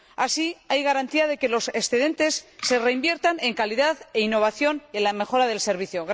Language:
Spanish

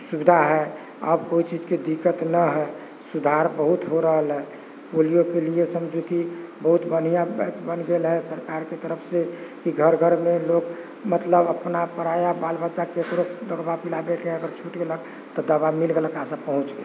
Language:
Maithili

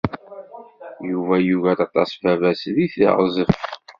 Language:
Kabyle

